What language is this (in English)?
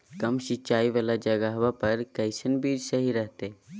Magahi